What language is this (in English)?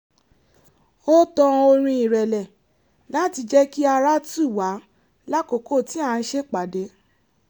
Yoruba